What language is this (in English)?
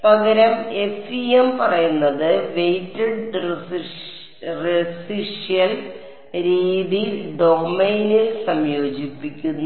Malayalam